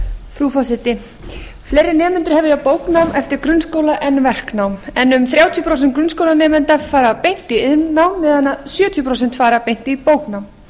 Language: Icelandic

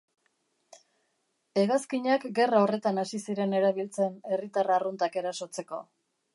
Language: Basque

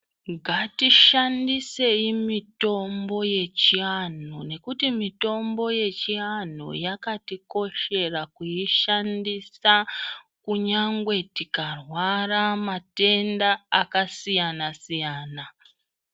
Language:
Ndau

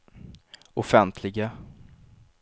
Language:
Swedish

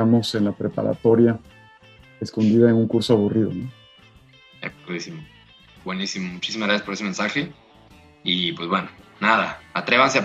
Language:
Spanish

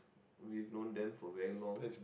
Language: English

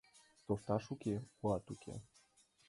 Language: Mari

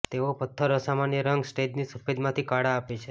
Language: Gujarati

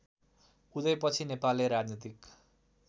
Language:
Nepali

